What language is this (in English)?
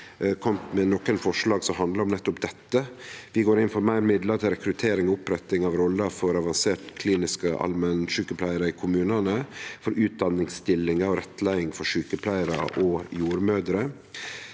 Norwegian